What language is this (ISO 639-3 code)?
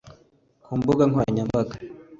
kin